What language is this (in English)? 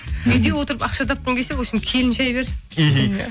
Kazakh